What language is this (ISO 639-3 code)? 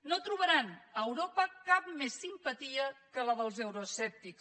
cat